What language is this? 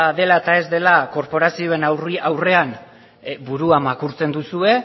Basque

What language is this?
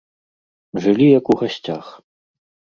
Belarusian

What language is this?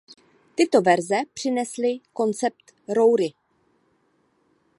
Czech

